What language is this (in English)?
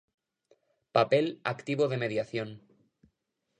Galician